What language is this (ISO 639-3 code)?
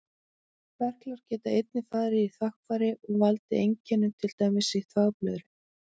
isl